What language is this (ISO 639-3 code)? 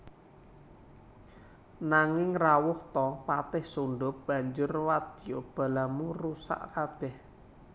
jav